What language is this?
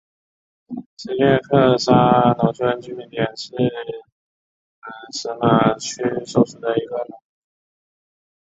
Chinese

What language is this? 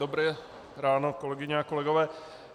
Czech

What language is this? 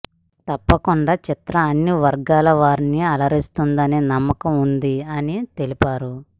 Telugu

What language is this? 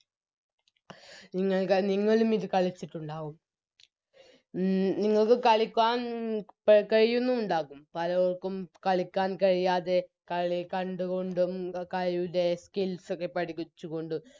Malayalam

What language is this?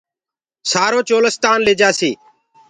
Gurgula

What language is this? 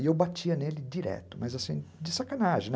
Portuguese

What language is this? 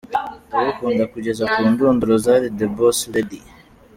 Kinyarwanda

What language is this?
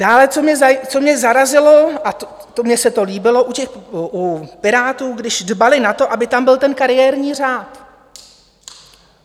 Czech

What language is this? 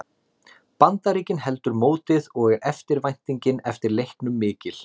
Icelandic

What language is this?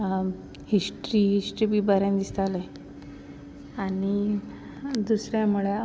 Konkani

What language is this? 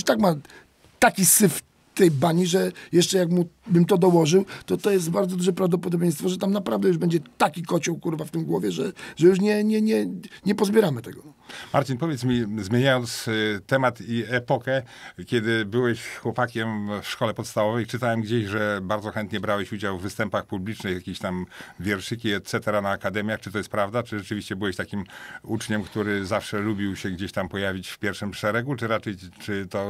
Polish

